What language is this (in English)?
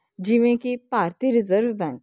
Punjabi